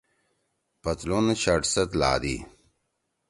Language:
Torwali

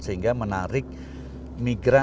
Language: Indonesian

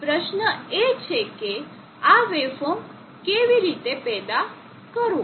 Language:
Gujarati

